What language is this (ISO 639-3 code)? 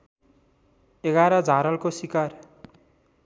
nep